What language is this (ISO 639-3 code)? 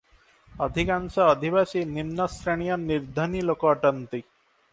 ori